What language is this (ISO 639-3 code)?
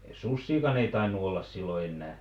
fin